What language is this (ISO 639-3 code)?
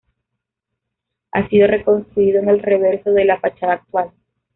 spa